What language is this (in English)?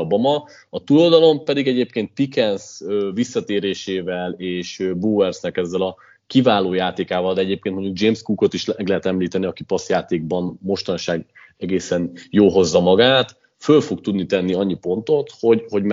Hungarian